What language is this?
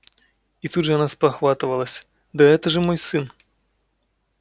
Russian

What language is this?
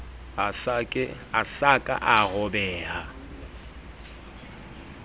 Southern Sotho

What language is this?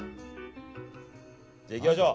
Japanese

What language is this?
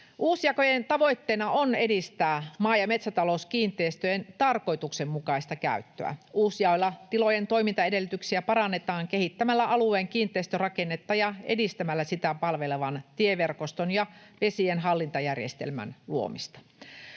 Finnish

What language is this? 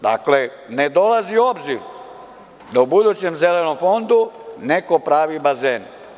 Serbian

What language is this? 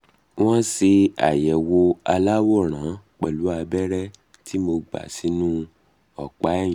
Yoruba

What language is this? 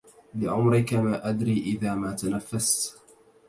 Arabic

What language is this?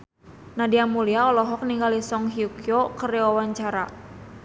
Sundanese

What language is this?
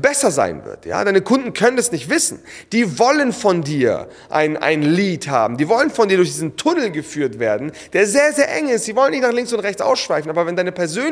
German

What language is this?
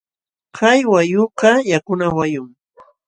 Jauja Wanca Quechua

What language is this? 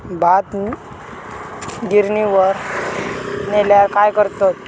Marathi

